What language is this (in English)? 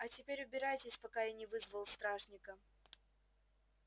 Russian